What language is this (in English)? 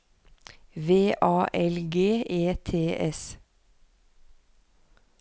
Norwegian